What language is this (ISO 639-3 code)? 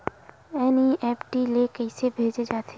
hne